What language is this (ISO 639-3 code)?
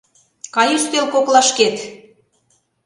chm